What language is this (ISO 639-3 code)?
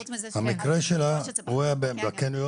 heb